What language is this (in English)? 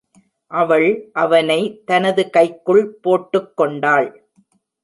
Tamil